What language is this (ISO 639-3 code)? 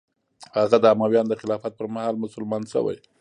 pus